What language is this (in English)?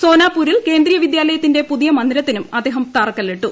Malayalam